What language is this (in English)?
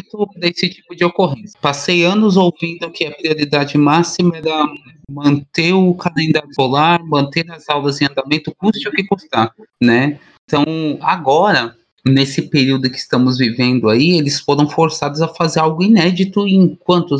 Portuguese